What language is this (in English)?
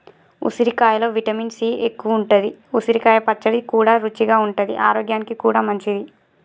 Telugu